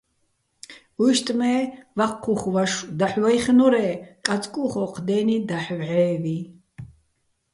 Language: Bats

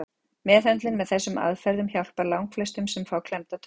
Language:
Icelandic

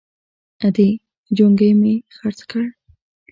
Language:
Pashto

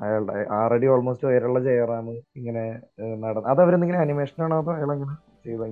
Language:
Malayalam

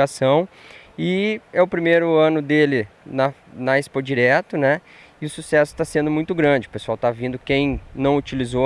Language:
Portuguese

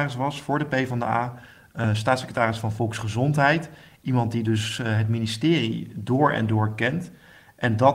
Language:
Dutch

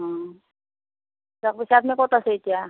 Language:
Assamese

